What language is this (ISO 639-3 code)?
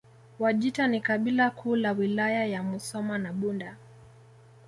swa